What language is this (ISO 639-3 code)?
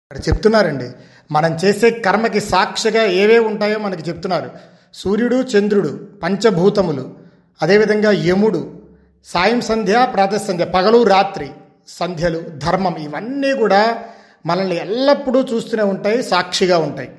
tel